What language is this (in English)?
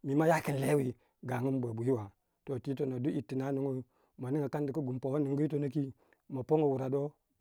Waja